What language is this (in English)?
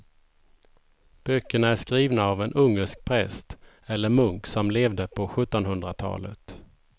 Swedish